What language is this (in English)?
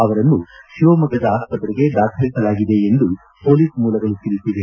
Kannada